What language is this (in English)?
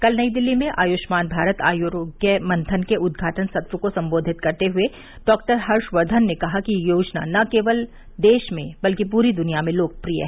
Hindi